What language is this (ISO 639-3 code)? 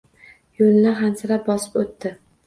uzb